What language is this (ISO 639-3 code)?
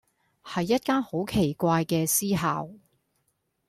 yue